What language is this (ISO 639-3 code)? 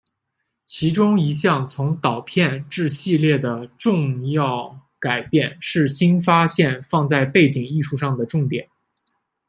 zho